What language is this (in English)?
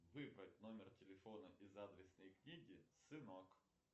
Russian